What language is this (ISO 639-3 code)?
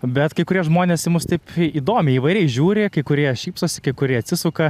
lit